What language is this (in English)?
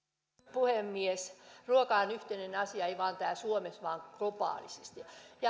Finnish